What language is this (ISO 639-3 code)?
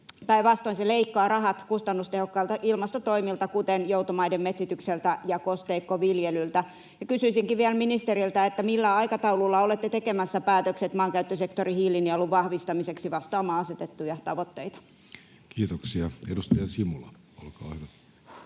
fin